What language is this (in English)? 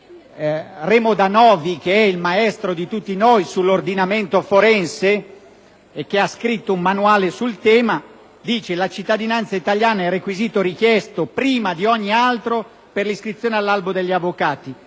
Italian